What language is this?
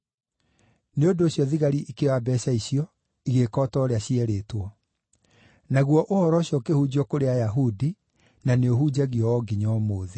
Kikuyu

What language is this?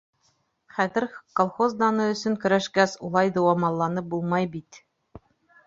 Bashkir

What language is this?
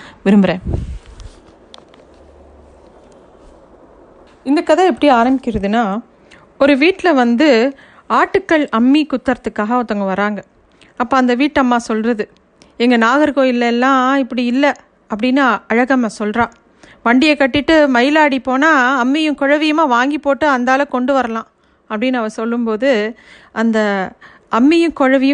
Tamil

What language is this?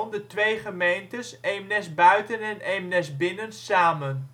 Dutch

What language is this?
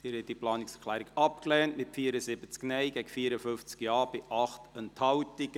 Swiss German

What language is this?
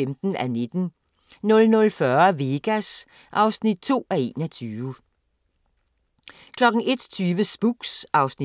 Danish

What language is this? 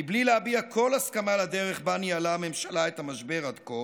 Hebrew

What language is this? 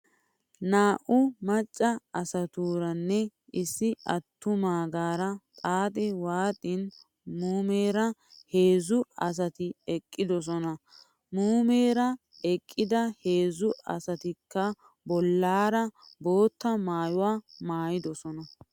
Wolaytta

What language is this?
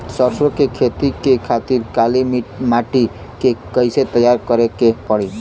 Bhojpuri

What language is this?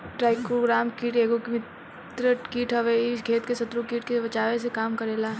Bhojpuri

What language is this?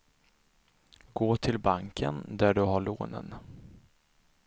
Swedish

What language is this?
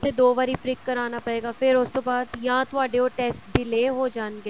Punjabi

